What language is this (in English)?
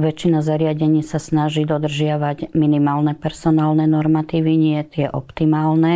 Slovak